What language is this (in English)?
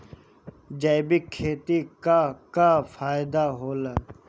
Bhojpuri